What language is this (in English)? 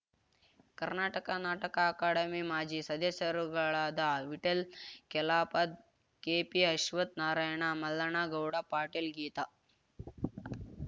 Kannada